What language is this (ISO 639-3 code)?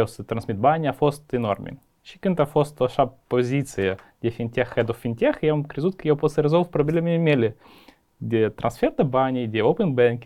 ron